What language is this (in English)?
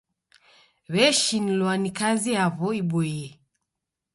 Taita